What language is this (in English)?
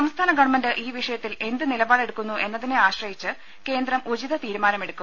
Malayalam